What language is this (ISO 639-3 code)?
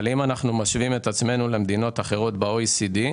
heb